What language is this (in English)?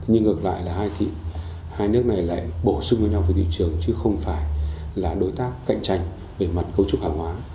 Vietnamese